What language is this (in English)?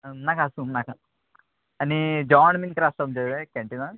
Konkani